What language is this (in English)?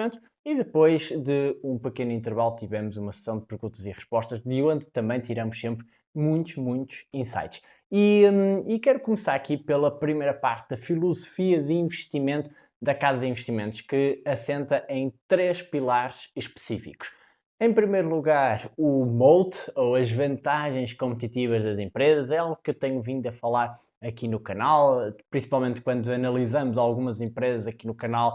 Portuguese